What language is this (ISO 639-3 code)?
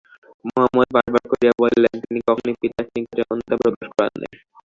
ben